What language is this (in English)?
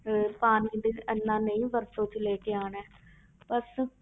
Punjabi